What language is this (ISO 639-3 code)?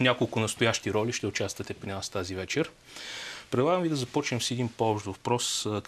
bul